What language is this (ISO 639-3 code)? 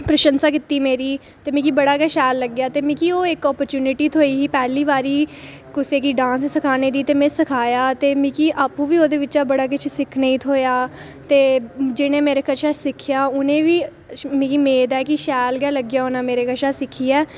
doi